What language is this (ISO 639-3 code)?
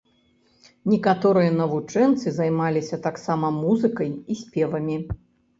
bel